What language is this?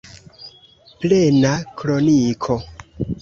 Esperanto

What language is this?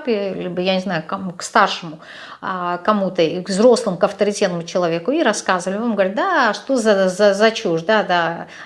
Russian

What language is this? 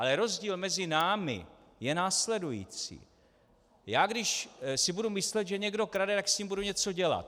Czech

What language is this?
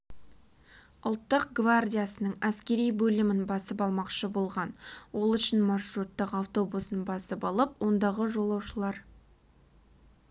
Kazakh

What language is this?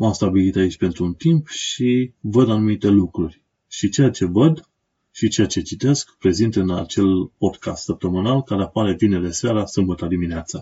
Romanian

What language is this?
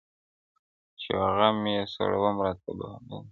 Pashto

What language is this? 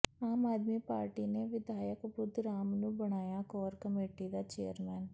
Punjabi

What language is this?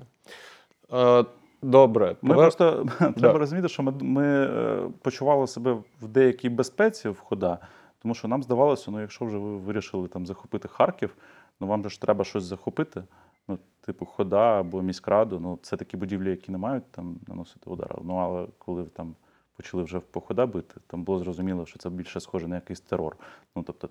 Ukrainian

